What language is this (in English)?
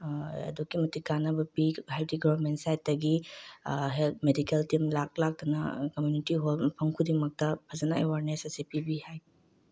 Manipuri